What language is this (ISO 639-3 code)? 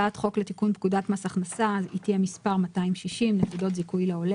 heb